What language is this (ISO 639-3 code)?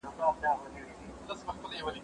pus